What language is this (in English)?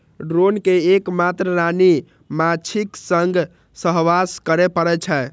Maithili